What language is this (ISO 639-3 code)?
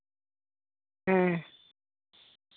sat